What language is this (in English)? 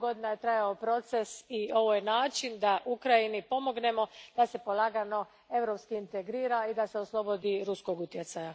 Croatian